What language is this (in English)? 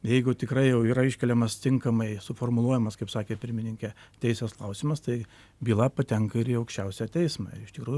Lithuanian